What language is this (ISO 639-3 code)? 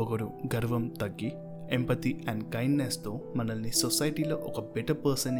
tel